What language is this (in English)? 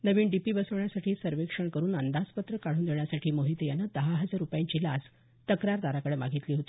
Marathi